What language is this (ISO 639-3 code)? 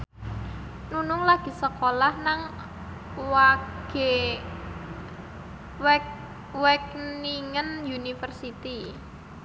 jav